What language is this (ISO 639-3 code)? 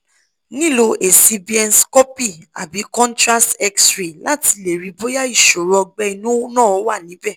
yor